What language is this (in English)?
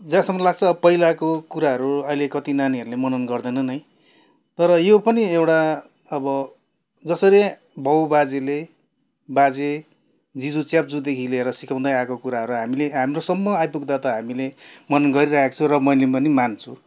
Nepali